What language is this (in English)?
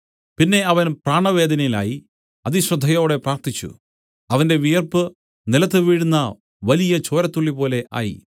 Malayalam